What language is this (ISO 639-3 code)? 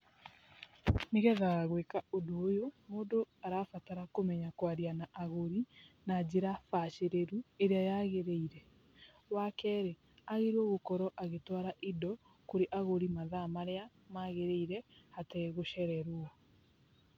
kik